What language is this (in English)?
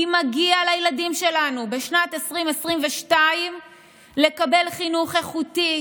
Hebrew